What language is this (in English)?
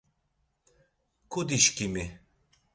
Laz